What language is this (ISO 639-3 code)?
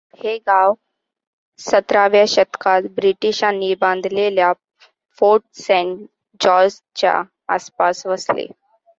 mar